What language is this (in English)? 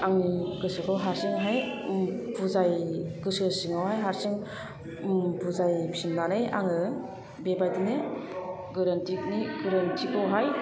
Bodo